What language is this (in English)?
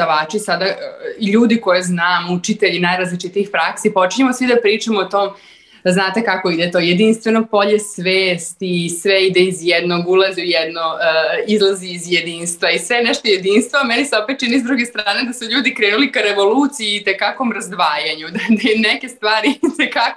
Croatian